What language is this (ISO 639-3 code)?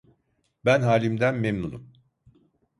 tur